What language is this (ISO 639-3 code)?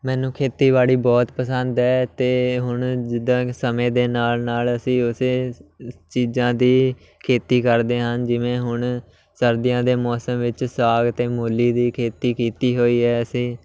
pan